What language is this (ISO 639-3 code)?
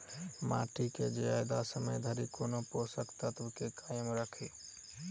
mai